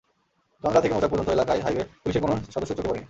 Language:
Bangla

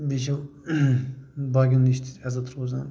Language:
Kashmiri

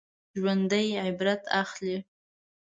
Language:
Pashto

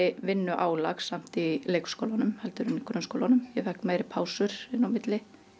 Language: Icelandic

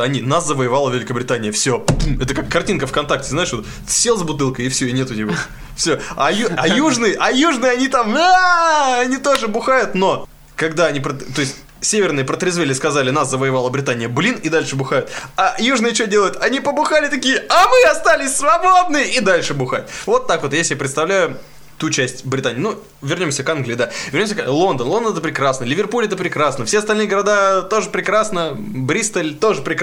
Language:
Russian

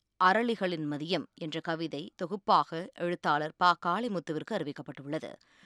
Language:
Tamil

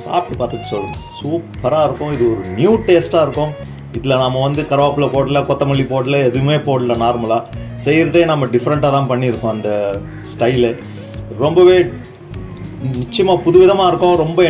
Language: Indonesian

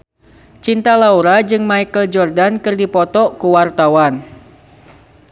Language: Sundanese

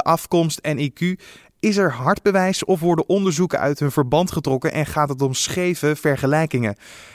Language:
Dutch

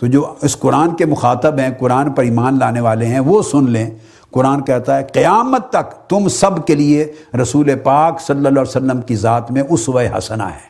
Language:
Urdu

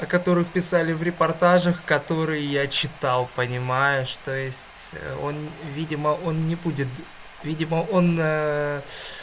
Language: Russian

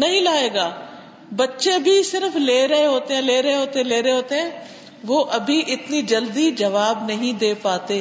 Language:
Urdu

